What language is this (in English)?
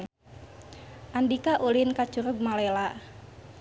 Sundanese